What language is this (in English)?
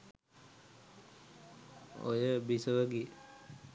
Sinhala